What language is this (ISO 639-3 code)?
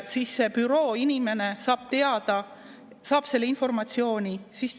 est